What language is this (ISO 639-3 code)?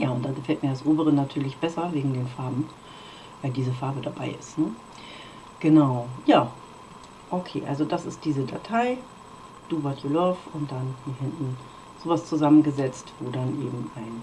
deu